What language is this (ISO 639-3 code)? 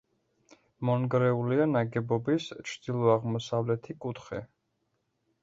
kat